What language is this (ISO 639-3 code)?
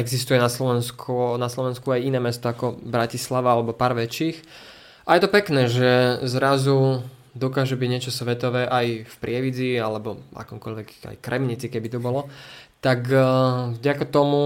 slk